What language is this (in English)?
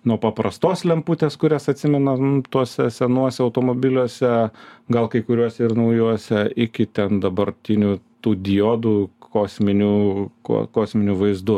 Lithuanian